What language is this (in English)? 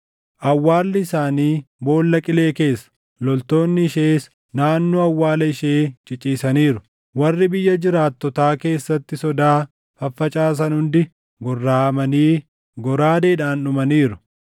Oromo